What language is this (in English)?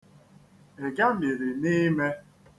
Igbo